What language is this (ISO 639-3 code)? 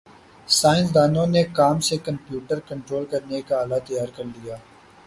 urd